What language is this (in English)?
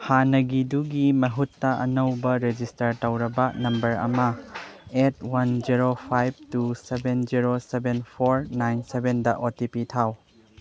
Manipuri